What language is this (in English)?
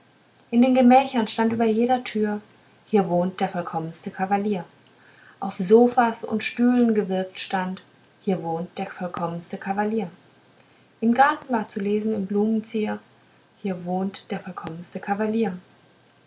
German